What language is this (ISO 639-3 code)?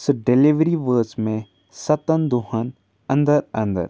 kas